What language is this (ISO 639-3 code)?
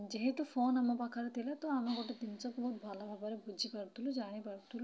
ori